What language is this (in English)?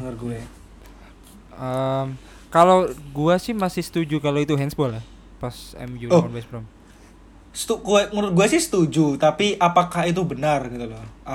Indonesian